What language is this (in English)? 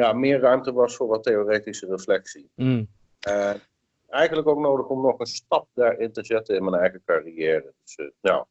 Dutch